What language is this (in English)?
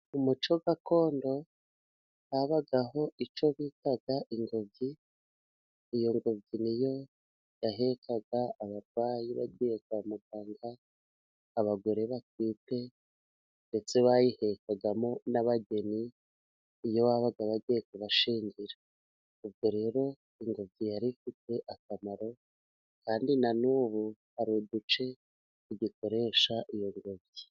Kinyarwanda